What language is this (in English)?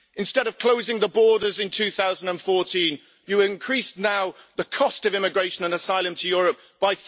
English